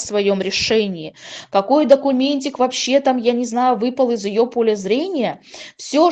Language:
Russian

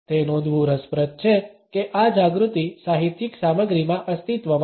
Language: Gujarati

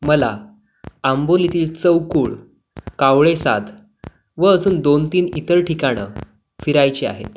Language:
Marathi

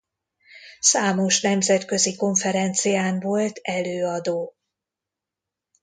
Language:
Hungarian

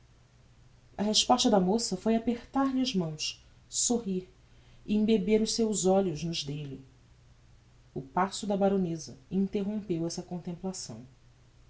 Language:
Portuguese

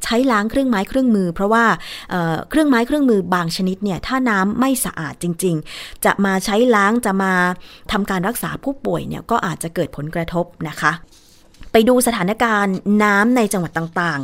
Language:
Thai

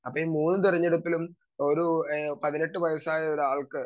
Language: Malayalam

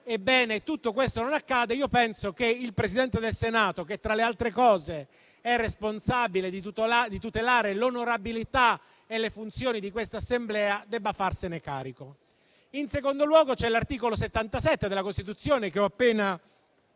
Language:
Italian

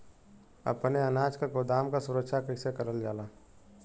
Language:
Bhojpuri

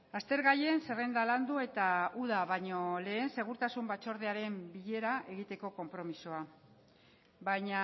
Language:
Basque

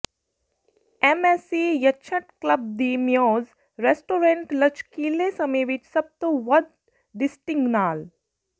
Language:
Punjabi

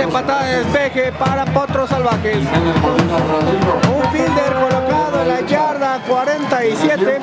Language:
Spanish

